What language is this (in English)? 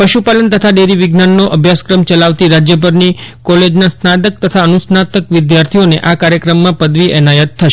Gujarati